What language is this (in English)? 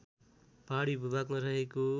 Nepali